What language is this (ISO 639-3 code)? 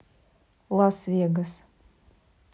rus